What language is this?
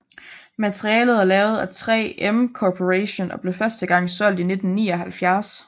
Danish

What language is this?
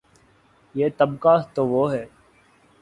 Urdu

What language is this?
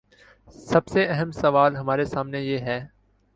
Urdu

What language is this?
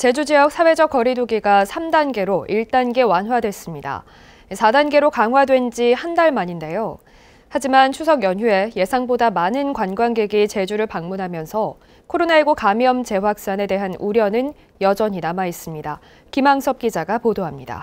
Korean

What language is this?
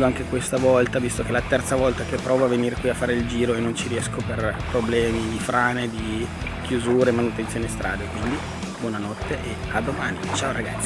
Italian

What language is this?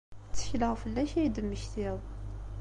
Kabyle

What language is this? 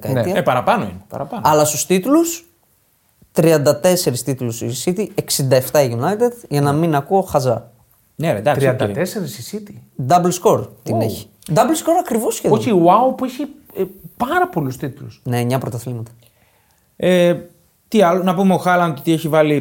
Greek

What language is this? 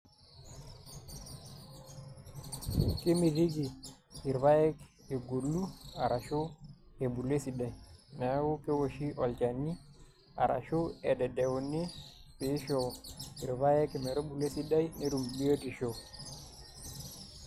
Masai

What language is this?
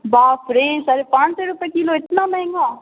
Urdu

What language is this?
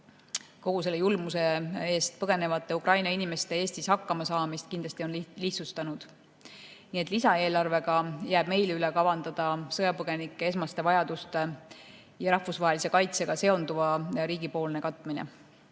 Estonian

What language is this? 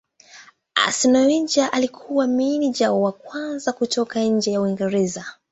Swahili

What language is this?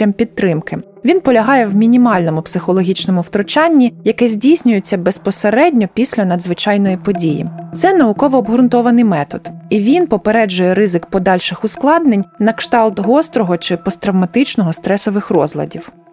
Ukrainian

